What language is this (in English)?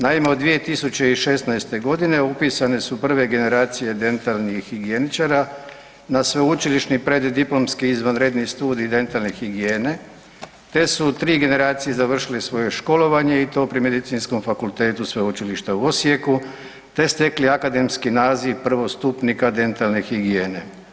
Croatian